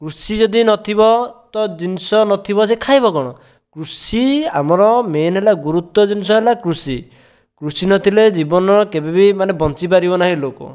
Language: Odia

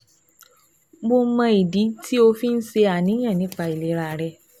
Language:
Yoruba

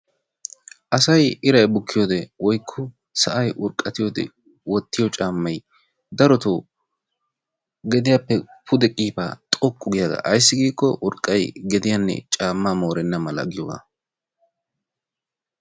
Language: Wolaytta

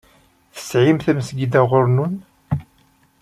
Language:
Kabyle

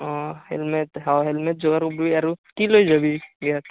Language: Assamese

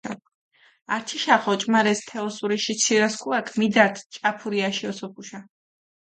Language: Mingrelian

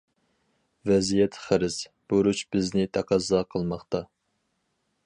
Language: Uyghur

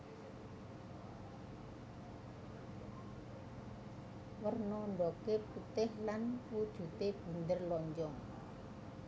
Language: Javanese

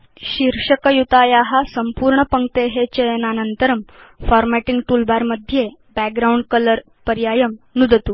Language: Sanskrit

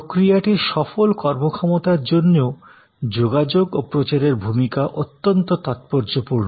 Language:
Bangla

